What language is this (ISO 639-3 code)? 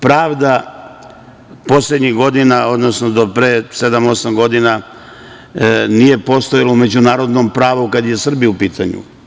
srp